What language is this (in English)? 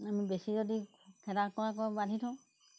Assamese